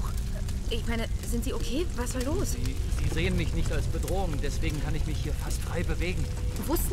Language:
German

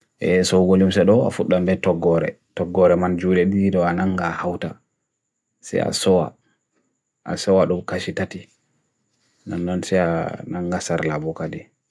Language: Bagirmi Fulfulde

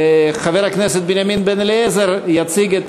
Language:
Hebrew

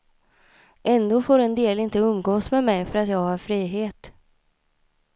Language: Swedish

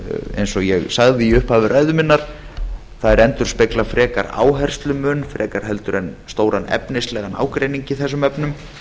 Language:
Icelandic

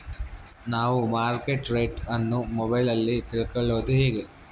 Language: Kannada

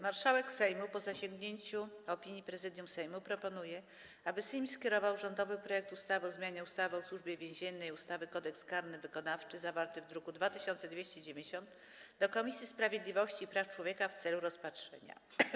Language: Polish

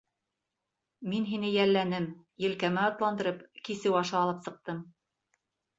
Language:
Bashkir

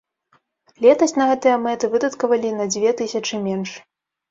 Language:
Belarusian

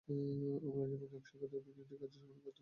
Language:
Bangla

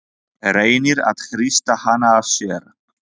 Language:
Icelandic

